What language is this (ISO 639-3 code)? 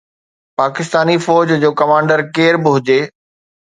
snd